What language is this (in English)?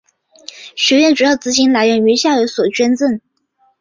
Chinese